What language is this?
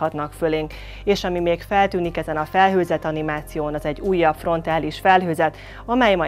Hungarian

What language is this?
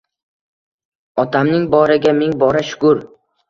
Uzbek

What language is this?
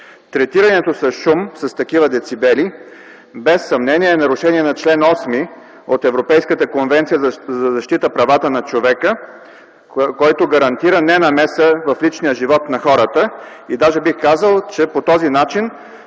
Bulgarian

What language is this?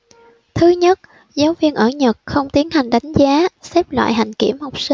Vietnamese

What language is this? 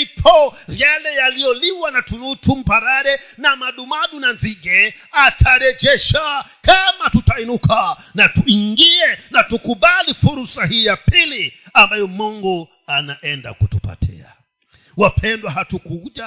Swahili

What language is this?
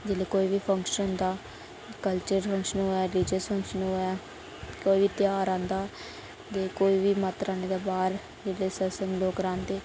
Dogri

